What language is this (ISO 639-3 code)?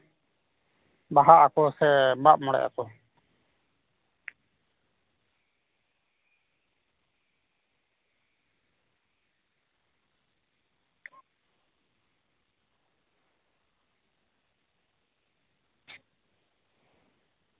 sat